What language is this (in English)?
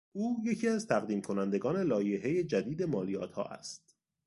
Persian